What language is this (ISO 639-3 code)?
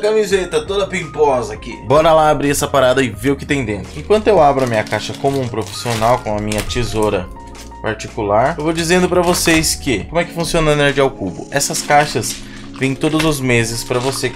por